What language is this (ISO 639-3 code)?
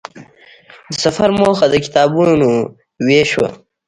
pus